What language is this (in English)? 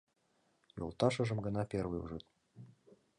Mari